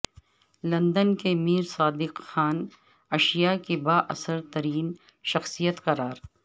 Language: Urdu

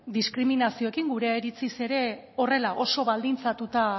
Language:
Basque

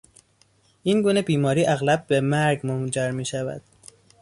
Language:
Persian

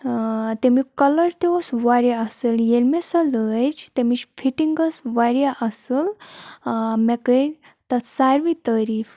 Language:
Kashmiri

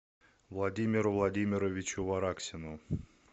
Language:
Russian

